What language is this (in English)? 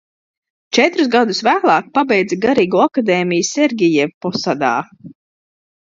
Latvian